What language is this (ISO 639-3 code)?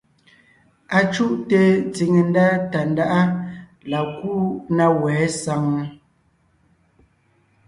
nnh